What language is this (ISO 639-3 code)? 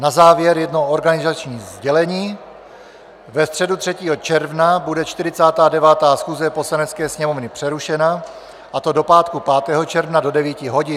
ces